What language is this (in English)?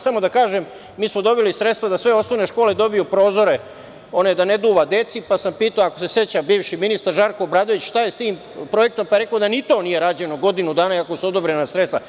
Serbian